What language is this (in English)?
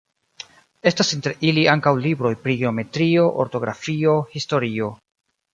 Esperanto